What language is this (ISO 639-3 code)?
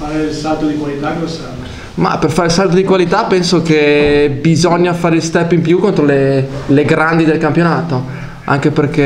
ita